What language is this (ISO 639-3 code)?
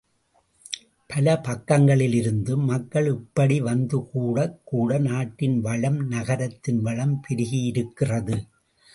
tam